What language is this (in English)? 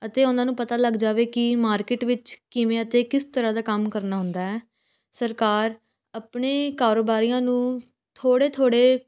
Punjabi